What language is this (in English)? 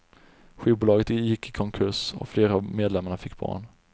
Swedish